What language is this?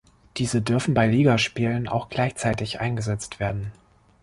German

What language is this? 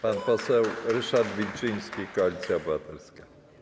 Polish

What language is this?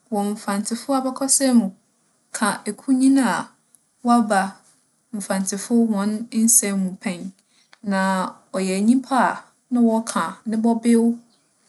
Akan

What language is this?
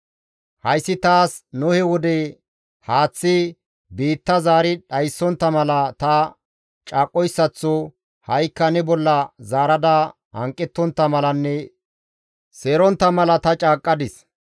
Gamo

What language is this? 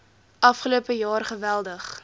Afrikaans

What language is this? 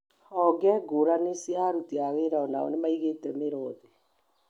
Kikuyu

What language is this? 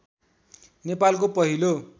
Nepali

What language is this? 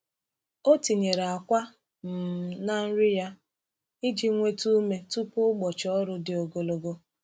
Igbo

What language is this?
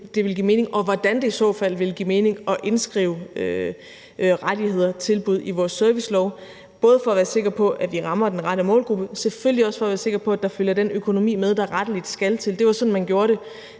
Danish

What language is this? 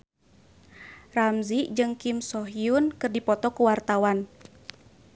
Sundanese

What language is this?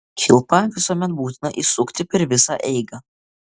Lithuanian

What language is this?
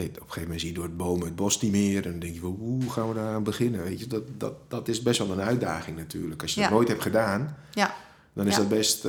Dutch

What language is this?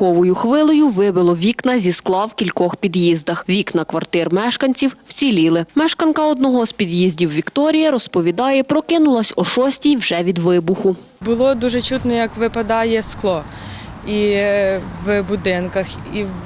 Ukrainian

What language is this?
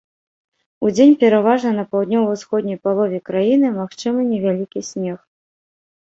Belarusian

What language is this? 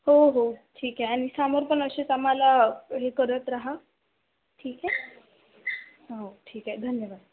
Marathi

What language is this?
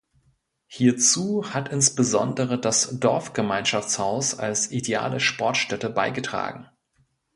German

